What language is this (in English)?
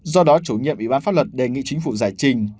Vietnamese